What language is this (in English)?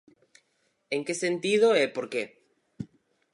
Galician